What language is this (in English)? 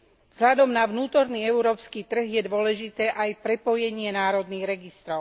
Slovak